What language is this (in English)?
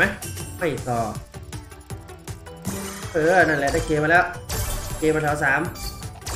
Thai